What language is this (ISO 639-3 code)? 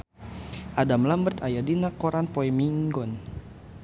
sun